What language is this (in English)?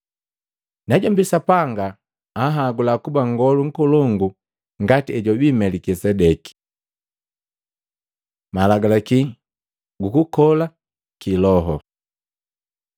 Matengo